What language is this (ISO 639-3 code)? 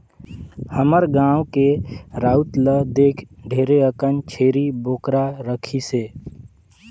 hne